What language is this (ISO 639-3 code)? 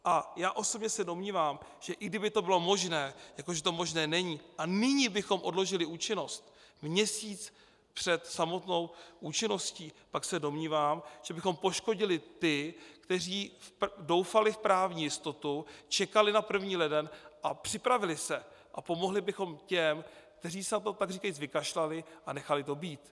ces